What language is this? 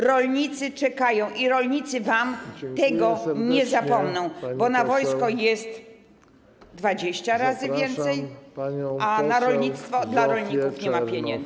Polish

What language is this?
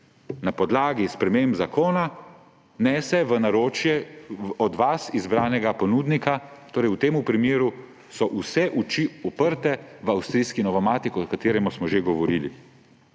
Slovenian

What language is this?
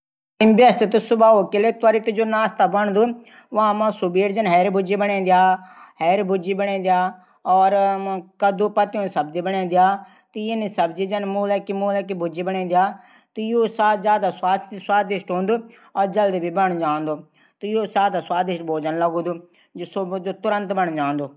Garhwali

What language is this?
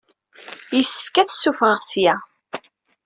Kabyle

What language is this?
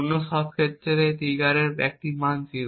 Bangla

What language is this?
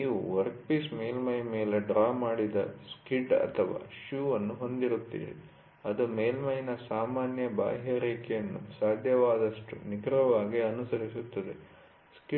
Kannada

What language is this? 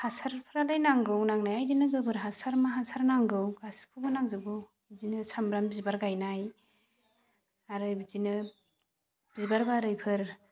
Bodo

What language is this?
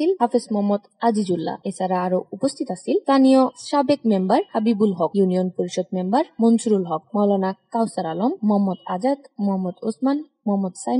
Romanian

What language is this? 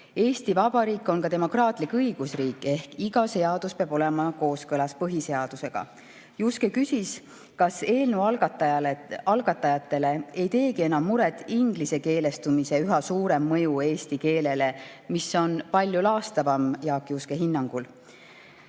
Estonian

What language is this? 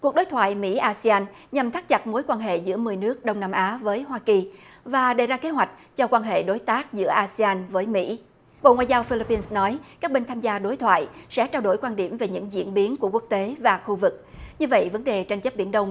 Vietnamese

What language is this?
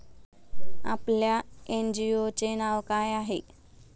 Marathi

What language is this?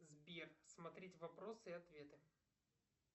Russian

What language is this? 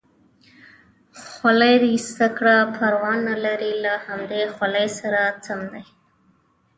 Pashto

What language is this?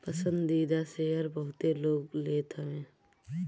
Bhojpuri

